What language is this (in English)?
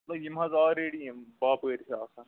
Kashmiri